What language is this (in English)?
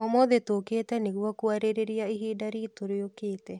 Kikuyu